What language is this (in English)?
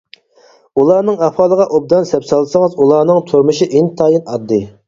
Uyghur